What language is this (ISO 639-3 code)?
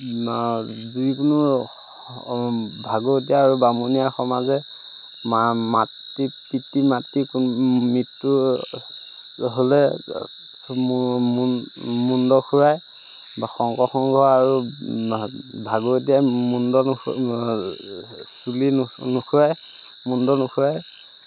asm